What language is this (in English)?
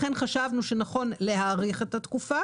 Hebrew